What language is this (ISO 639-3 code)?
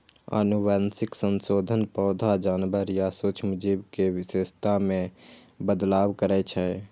mai